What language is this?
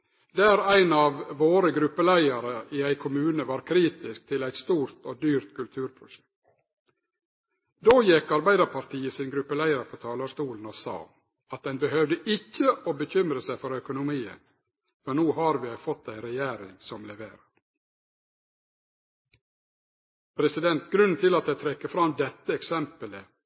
Norwegian Nynorsk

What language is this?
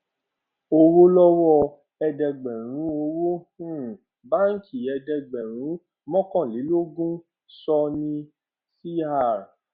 Yoruba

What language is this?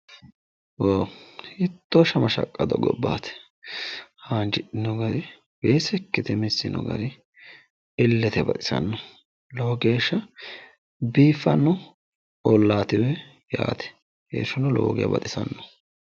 Sidamo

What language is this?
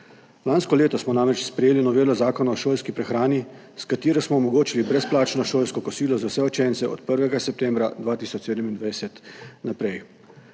Slovenian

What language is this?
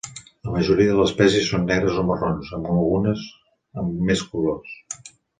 Catalan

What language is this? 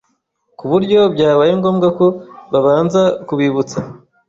Kinyarwanda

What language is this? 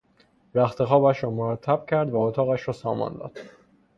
Persian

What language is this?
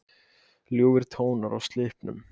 Icelandic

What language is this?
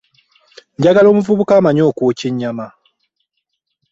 Ganda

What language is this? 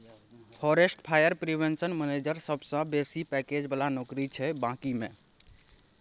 Maithili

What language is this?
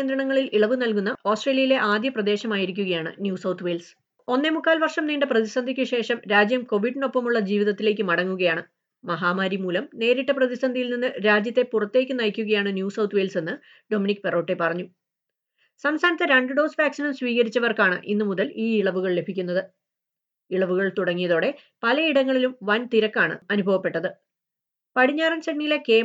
Malayalam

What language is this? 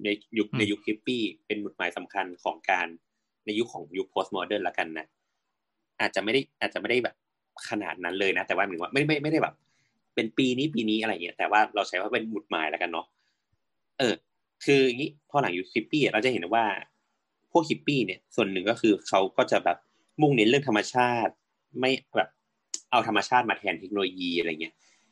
Thai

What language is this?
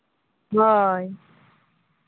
Santali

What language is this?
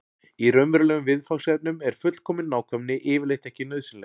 Icelandic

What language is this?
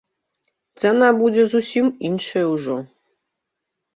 Belarusian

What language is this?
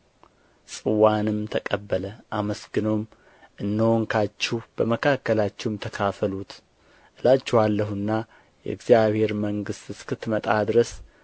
Amharic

